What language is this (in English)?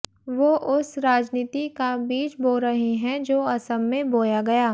Hindi